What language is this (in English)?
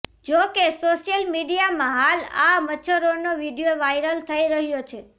Gujarati